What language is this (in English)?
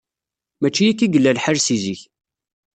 Kabyle